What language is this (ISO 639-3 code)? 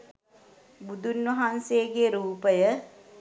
sin